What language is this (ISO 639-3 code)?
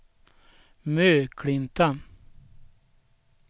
swe